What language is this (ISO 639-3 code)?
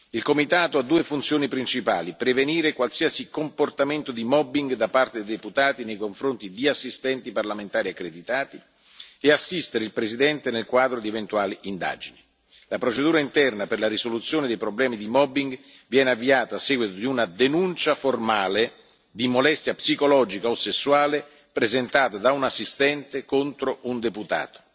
ita